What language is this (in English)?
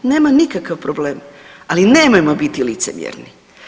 Croatian